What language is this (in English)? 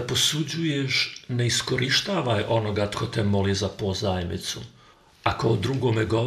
Croatian